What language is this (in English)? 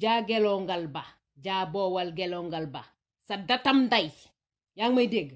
French